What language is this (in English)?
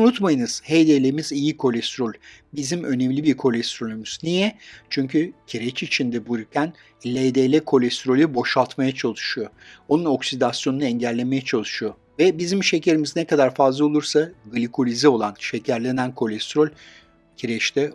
Turkish